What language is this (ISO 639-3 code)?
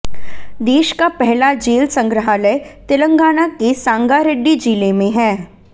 hin